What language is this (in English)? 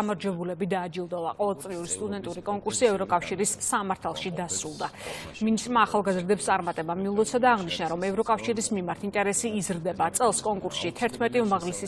Romanian